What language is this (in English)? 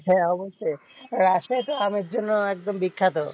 Bangla